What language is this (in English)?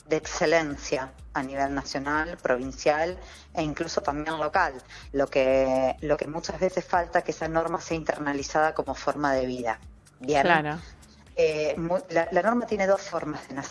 Spanish